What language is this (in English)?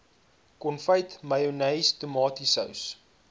Afrikaans